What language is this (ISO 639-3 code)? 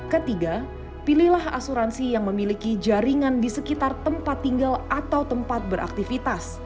ind